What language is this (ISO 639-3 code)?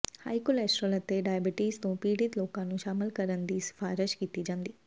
pan